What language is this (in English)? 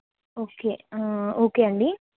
Telugu